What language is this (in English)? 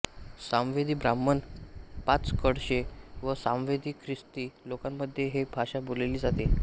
Marathi